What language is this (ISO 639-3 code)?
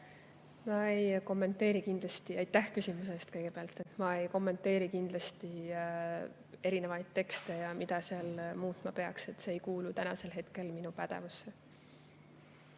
est